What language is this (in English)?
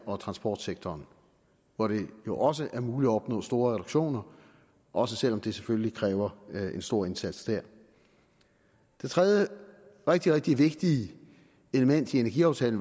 Danish